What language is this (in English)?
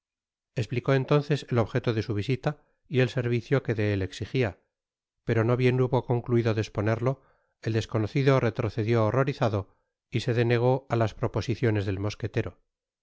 Spanish